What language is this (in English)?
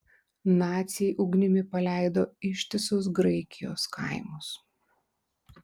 Lithuanian